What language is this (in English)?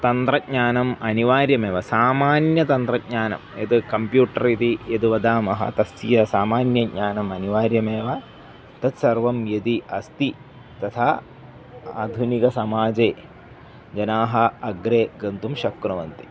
Sanskrit